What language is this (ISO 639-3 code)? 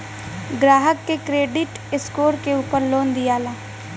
bho